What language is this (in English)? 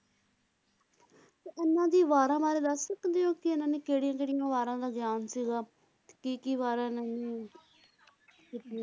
Punjabi